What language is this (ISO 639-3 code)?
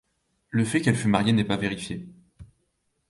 fra